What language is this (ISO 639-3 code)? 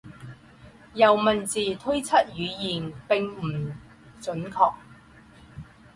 zho